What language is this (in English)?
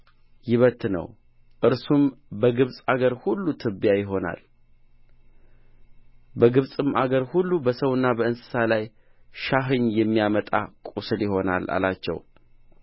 Amharic